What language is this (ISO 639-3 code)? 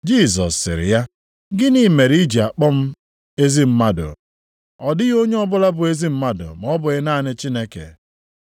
ibo